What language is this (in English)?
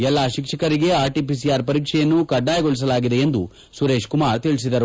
Kannada